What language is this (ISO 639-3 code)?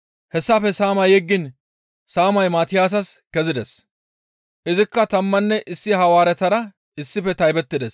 gmv